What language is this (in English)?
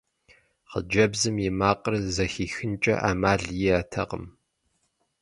Kabardian